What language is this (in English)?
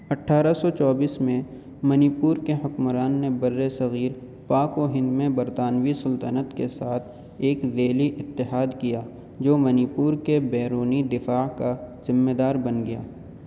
Urdu